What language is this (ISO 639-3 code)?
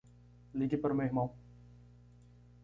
por